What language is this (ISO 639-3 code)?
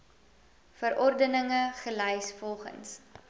afr